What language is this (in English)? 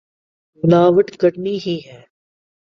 Urdu